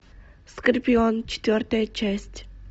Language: Russian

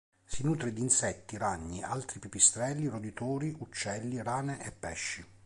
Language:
Italian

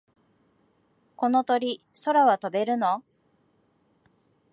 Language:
Japanese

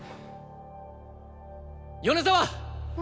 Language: Japanese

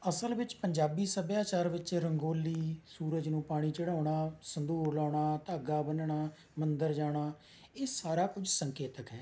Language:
Punjabi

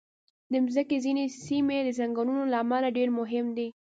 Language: Pashto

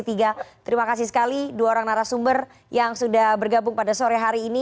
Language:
Indonesian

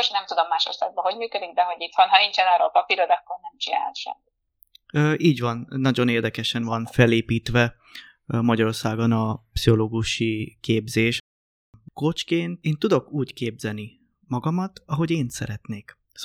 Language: Hungarian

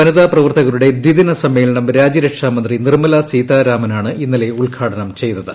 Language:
Malayalam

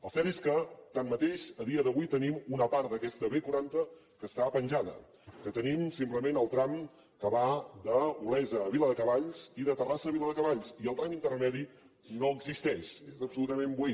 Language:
Catalan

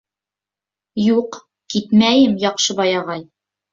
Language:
Bashkir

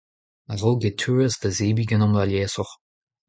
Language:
Breton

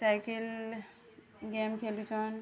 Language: Odia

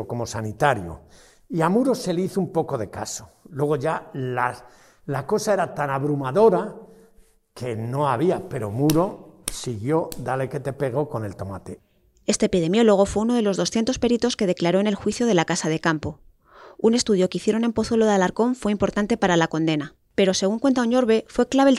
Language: Spanish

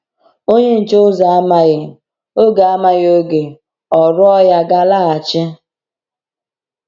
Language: Igbo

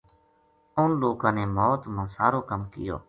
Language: Gujari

